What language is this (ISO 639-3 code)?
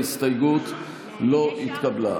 heb